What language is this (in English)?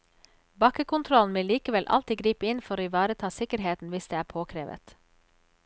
Norwegian